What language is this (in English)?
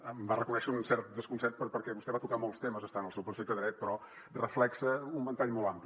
Catalan